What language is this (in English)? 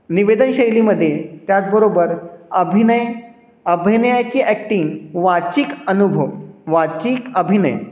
Marathi